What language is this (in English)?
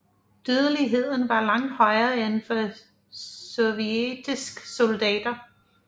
Danish